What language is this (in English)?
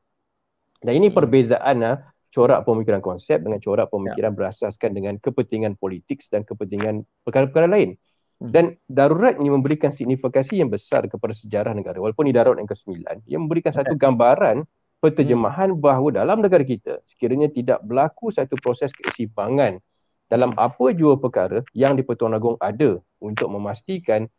Malay